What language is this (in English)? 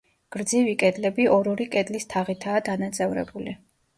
Georgian